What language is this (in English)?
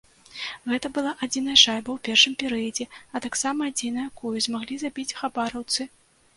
Belarusian